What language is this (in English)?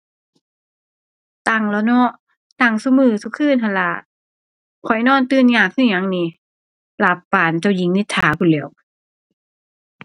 Thai